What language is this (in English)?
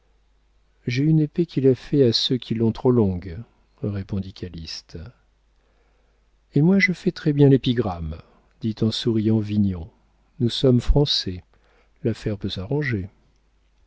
French